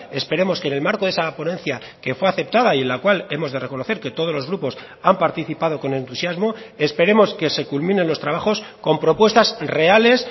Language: Spanish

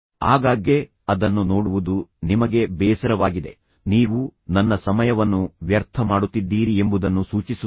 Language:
Kannada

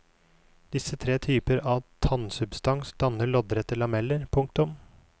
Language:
Norwegian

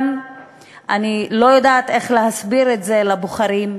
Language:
Hebrew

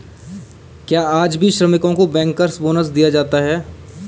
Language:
Hindi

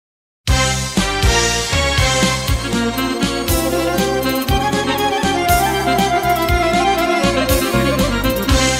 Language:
Romanian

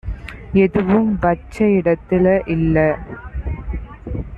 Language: Tamil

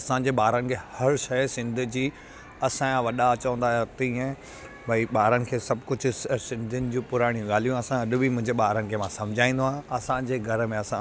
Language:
Sindhi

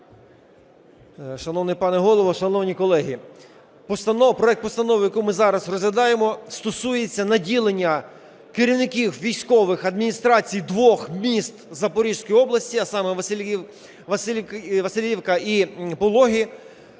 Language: Ukrainian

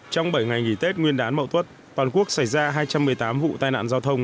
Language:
Vietnamese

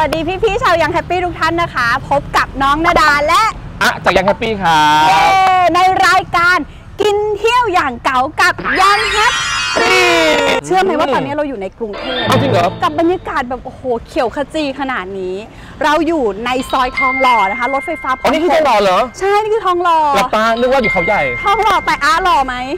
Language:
Thai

